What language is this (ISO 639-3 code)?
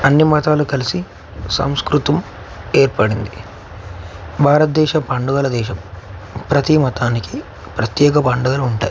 tel